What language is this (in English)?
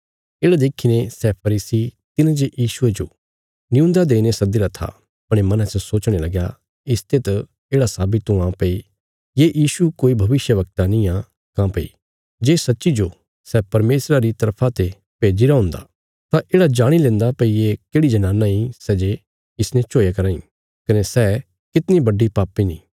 Bilaspuri